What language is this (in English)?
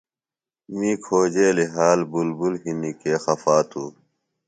Phalura